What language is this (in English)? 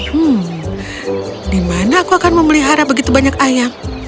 Indonesian